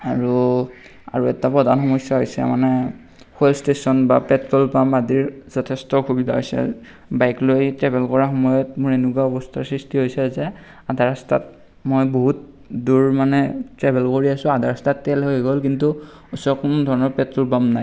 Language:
Assamese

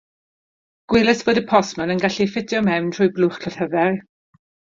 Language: Welsh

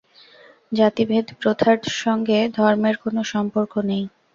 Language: Bangla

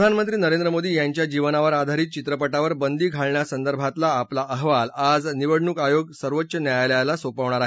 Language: Marathi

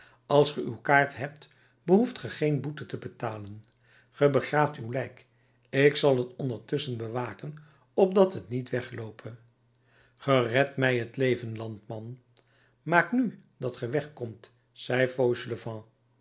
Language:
Dutch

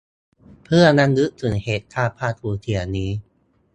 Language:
Thai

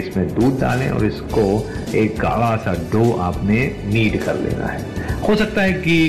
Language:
Hindi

